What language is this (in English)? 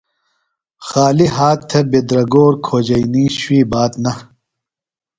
Phalura